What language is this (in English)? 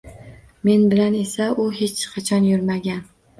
Uzbek